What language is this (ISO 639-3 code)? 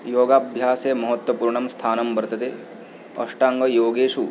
san